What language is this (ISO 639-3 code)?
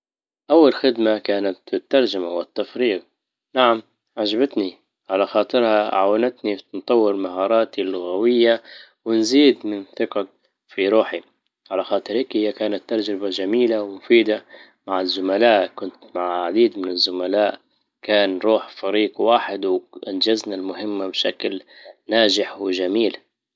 ayl